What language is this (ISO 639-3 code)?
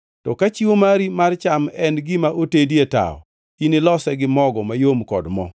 luo